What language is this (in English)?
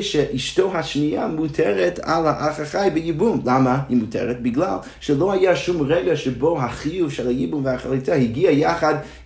Hebrew